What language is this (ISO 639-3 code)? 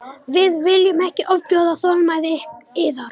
isl